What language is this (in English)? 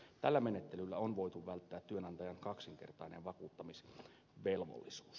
Finnish